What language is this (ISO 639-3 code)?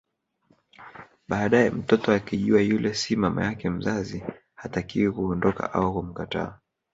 swa